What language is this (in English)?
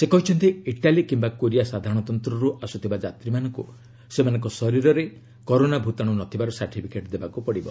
Odia